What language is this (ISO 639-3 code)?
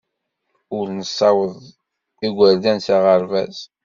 kab